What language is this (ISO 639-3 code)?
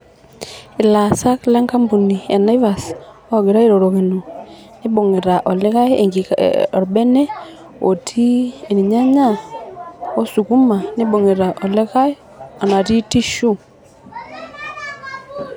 mas